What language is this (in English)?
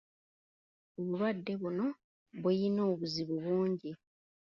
Ganda